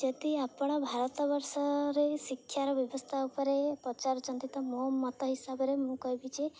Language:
Odia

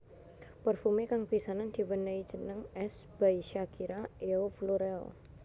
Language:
Javanese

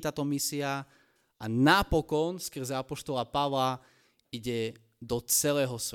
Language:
Slovak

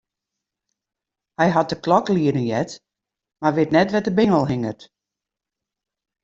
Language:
Western Frisian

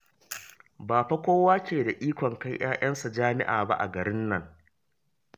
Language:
Hausa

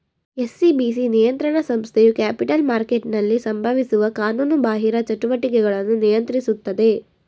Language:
Kannada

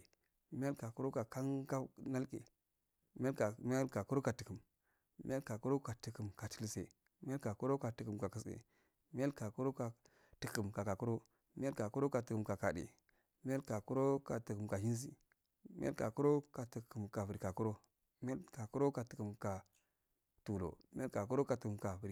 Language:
Afade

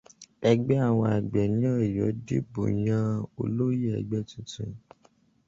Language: Yoruba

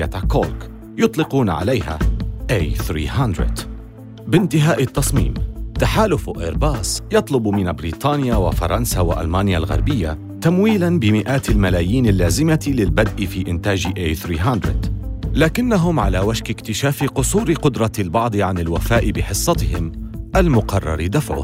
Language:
Arabic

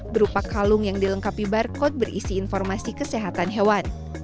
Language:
Indonesian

